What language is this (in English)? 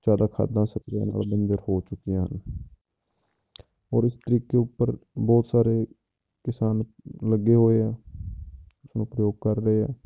Punjabi